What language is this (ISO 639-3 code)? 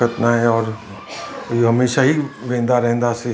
snd